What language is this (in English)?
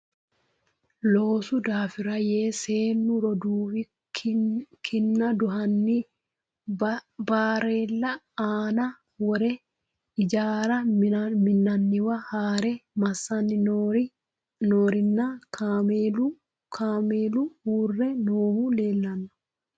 Sidamo